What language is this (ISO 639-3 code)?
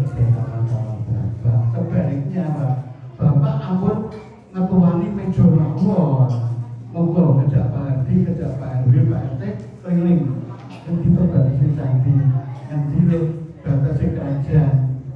ind